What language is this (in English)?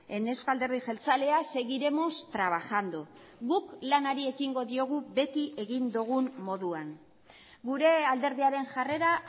Basque